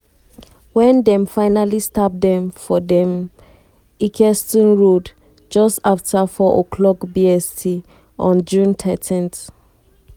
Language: Nigerian Pidgin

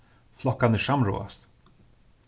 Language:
Faroese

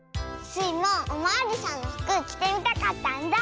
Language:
Japanese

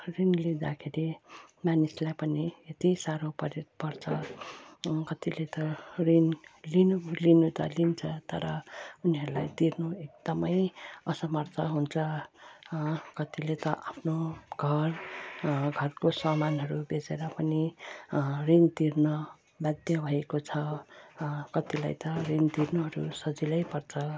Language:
Nepali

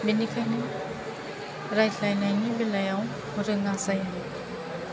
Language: Bodo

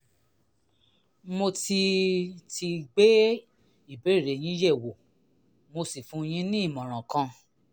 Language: Yoruba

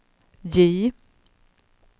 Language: Swedish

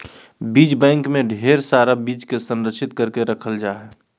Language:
Magahi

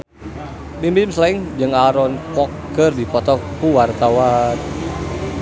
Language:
Sundanese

